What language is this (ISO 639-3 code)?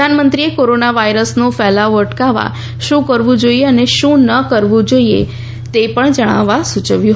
guj